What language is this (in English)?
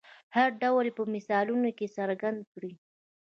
Pashto